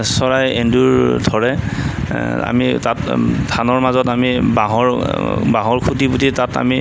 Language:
Assamese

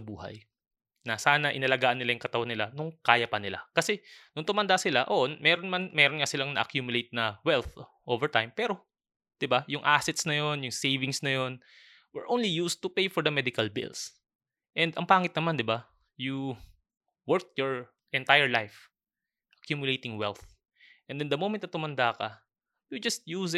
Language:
Filipino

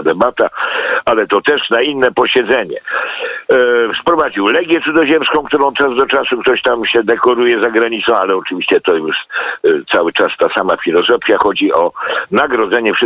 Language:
Polish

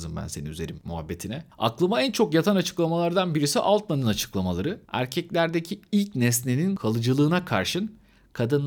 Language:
Turkish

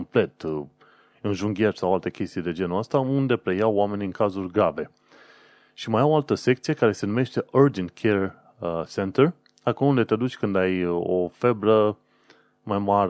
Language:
Romanian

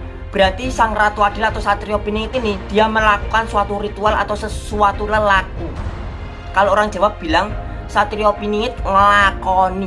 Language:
Indonesian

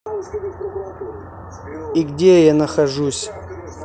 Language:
Russian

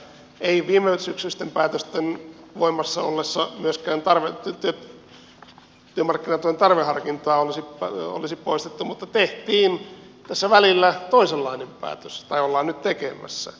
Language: Finnish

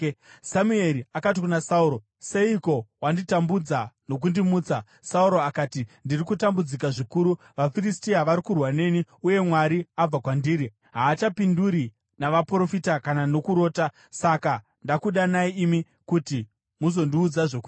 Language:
Shona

